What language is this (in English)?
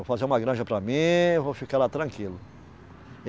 Portuguese